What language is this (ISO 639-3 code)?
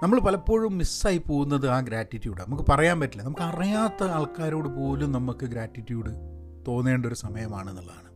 mal